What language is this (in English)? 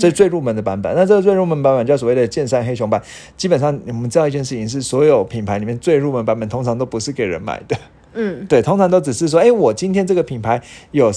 Chinese